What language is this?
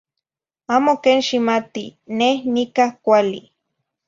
Zacatlán-Ahuacatlán-Tepetzintla Nahuatl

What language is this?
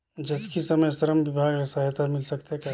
Chhattisgarhi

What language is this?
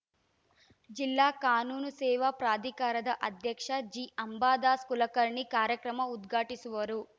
Kannada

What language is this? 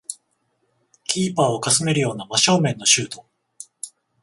Japanese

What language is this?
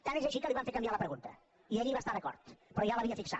Catalan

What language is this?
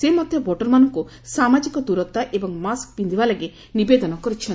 Odia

